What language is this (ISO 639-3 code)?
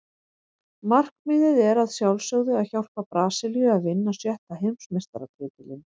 isl